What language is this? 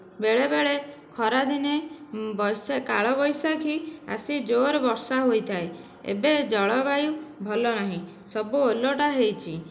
Odia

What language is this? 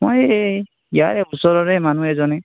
Assamese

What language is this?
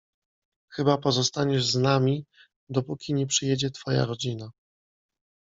Polish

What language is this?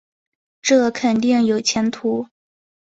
Chinese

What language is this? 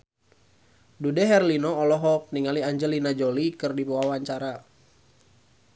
Sundanese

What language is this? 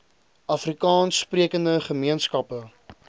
Afrikaans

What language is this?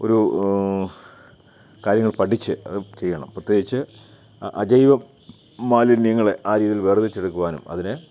Malayalam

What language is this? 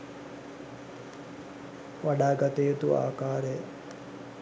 Sinhala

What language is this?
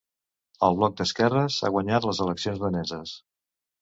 Catalan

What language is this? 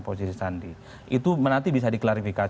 Indonesian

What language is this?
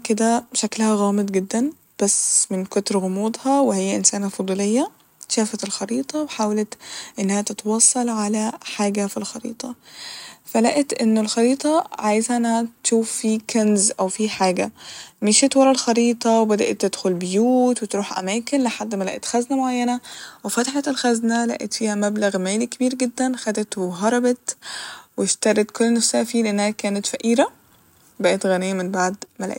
Egyptian Arabic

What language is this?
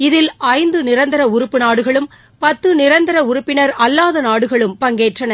Tamil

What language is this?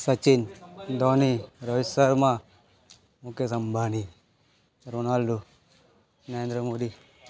Gujarati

